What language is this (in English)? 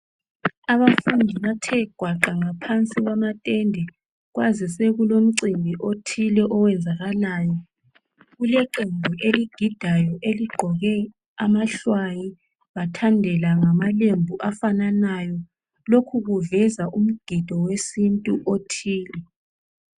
North Ndebele